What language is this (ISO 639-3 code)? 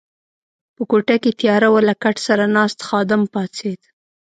pus